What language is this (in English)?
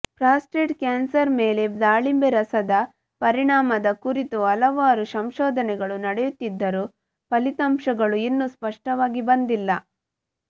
Kannada